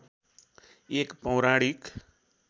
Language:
Nepali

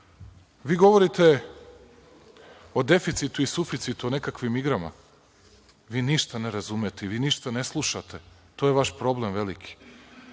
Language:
Serbian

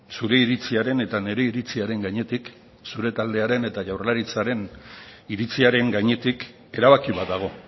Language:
Basque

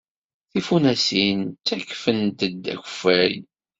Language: Kabyle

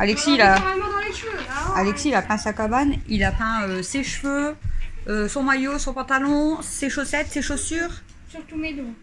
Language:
French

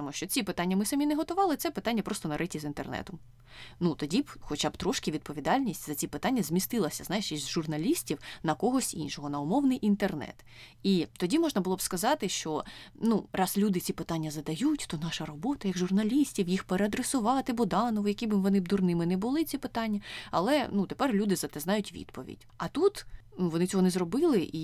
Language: Ukrainian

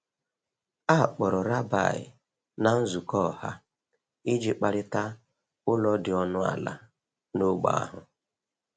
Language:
Igbo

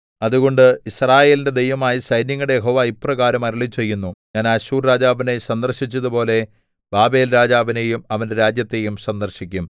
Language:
Malayalam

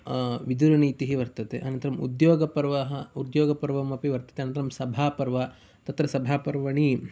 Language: Sanskrit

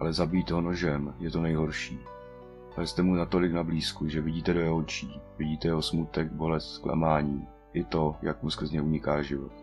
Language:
Czech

